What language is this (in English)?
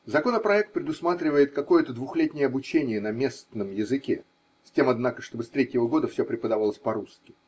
Russian